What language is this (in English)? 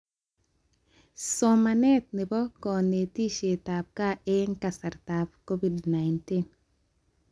Kalenjin